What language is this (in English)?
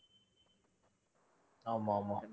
Tamil